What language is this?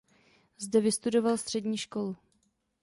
Czech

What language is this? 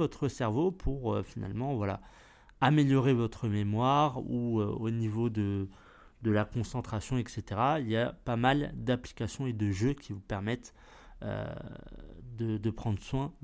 French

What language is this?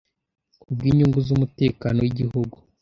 Kinyarwanda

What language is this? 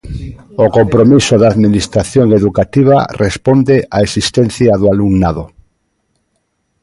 Galician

